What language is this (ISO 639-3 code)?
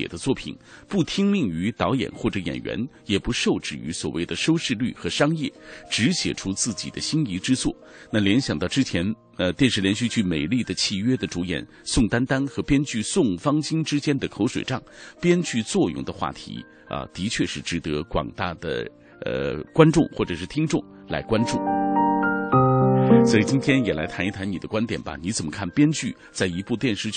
zho